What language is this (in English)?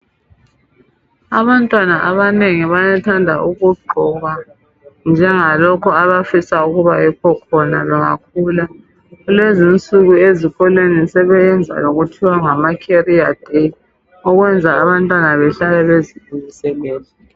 North Ndebele